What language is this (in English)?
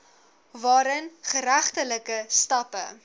Afrikaans